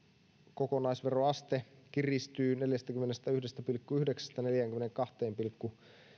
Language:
Finnish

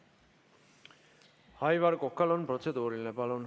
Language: Estonian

